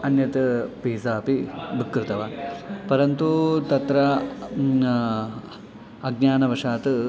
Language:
Sanskrit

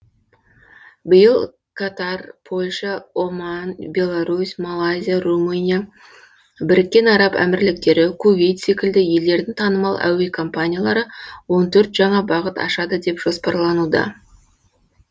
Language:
Kazakh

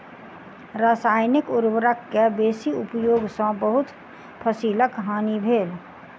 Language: Maithili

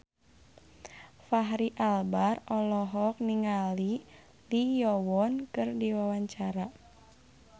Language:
Sundanese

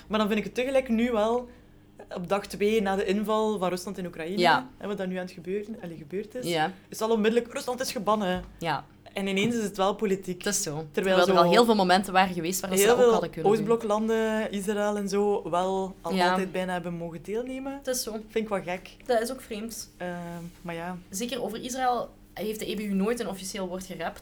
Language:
Dutch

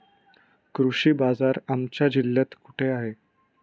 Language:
Marathi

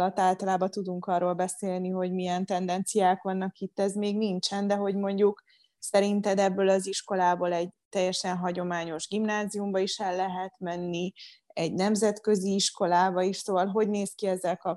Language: Hungarian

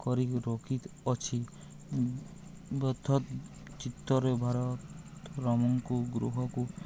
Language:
Odia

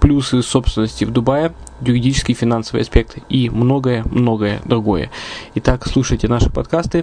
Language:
Russian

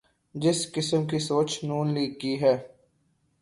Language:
Urdu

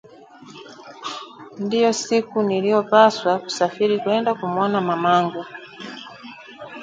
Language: Swahili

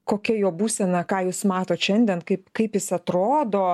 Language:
Lithuanian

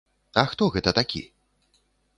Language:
Belarusian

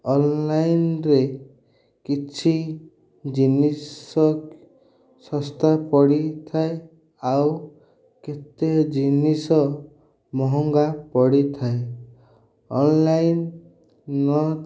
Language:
Odia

